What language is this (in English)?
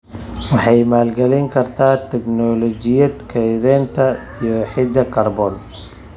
Somali